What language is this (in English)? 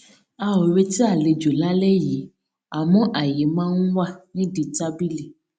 Yoruba